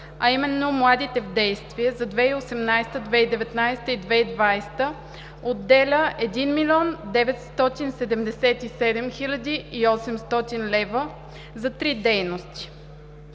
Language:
Bulgarian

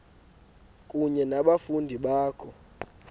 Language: Xhosa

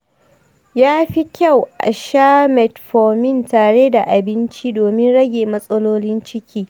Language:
Hausa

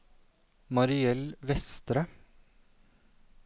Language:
Norwegian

